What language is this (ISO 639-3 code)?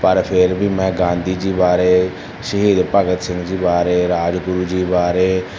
pan